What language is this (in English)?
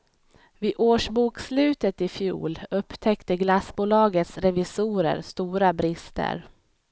Swedish